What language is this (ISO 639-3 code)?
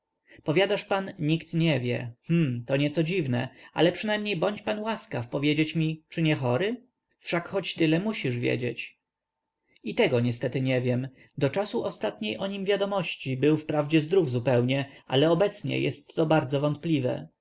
pol